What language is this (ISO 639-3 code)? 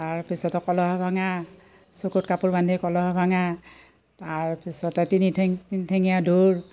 asm